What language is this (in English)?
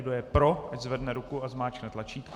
Czech